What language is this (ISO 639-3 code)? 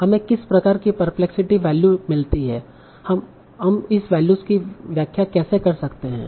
hin